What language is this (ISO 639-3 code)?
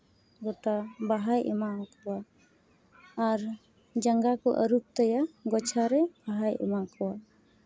sat